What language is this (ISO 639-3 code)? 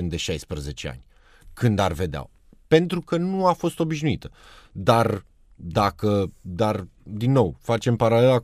ron